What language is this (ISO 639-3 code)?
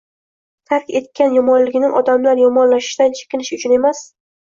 uzb